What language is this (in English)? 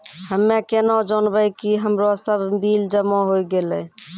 Maithili